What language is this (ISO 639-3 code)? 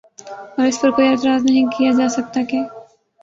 urd